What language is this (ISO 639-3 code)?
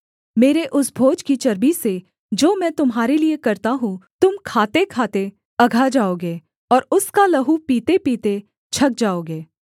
hin